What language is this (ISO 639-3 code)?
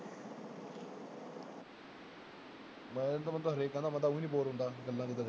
pan